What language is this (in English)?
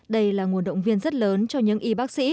Vietnamese